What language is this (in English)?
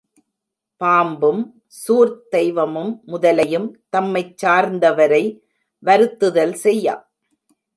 Tamil